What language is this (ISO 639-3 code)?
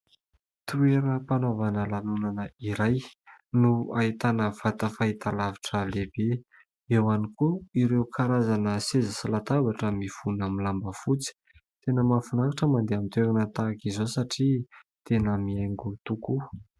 mlg